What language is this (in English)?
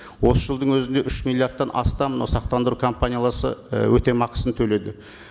Kazakh